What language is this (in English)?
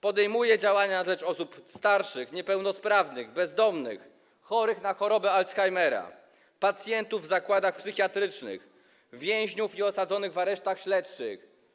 Polish